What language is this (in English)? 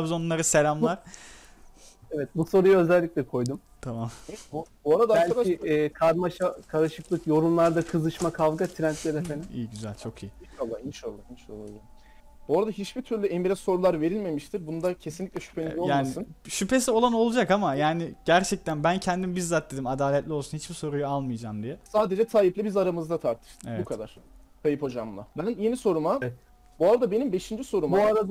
Turkish